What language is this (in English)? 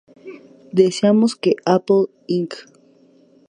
Spanish